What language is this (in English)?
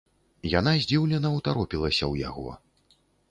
Belarusian